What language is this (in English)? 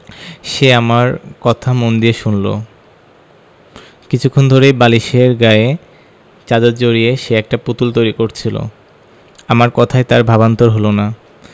Bangla